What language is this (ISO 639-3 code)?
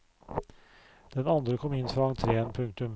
nor